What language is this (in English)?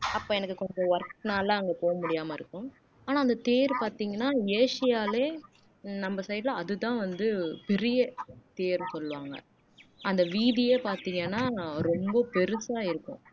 Tamil